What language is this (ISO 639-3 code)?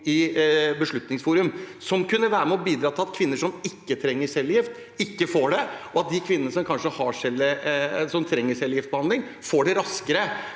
nor